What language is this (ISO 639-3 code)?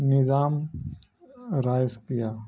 urd